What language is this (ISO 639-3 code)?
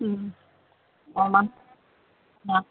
asm